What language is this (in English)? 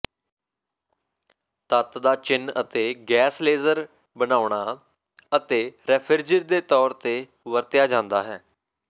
Punjabi